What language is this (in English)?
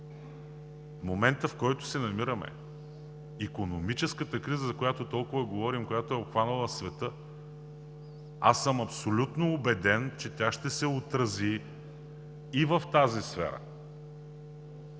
Bulgarian